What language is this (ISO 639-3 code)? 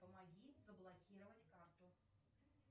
rus